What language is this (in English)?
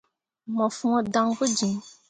Mundang